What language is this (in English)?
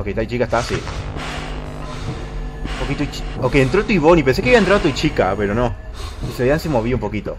Spanish